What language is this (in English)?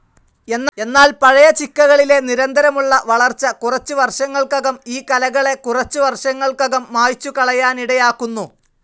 Malayalam